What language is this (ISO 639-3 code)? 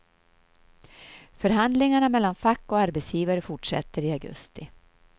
swe